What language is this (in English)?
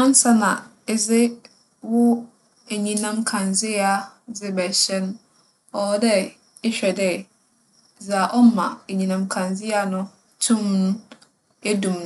Akan